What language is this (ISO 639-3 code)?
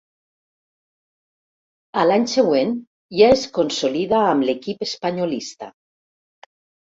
cat